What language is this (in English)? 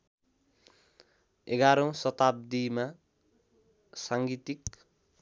Nepali